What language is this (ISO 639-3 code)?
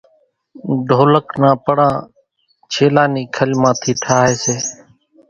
gjk